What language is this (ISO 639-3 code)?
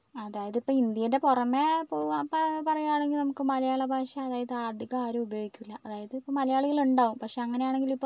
mal